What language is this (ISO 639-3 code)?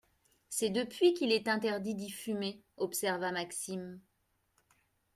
fra